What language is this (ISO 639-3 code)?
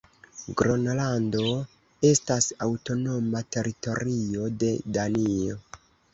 epo